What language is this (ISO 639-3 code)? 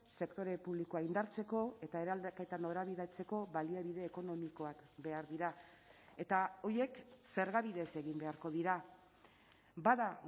eus